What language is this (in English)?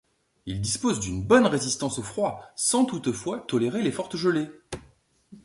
French